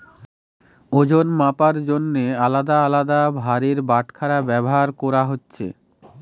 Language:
Bangla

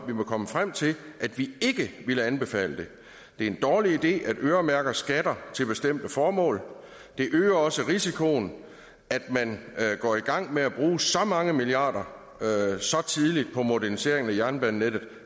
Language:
Danish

